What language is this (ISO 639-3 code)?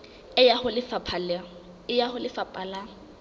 sot